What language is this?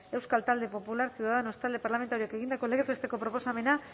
Basque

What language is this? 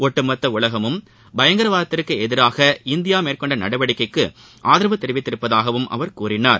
Tamil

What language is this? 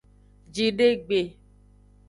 Aja (Benin)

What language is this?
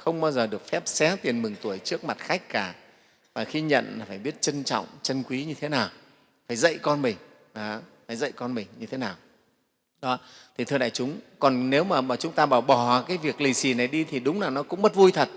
Vietnamese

